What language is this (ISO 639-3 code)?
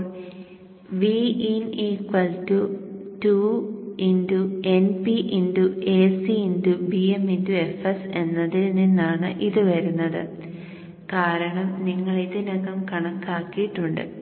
mal